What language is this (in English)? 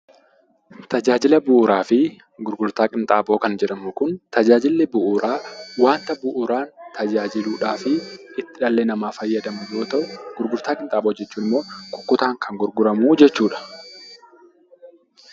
Oromo